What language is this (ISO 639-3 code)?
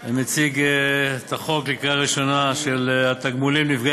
heb